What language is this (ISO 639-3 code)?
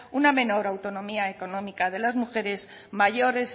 spa